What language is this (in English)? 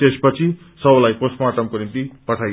Nepali